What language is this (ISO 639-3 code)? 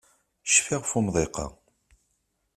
kab